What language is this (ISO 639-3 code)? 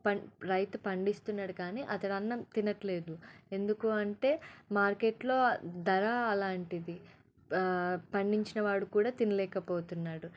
tel